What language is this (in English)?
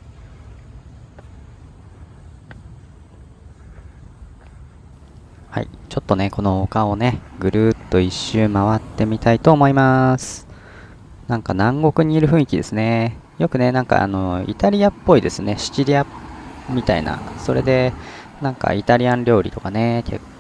Japanese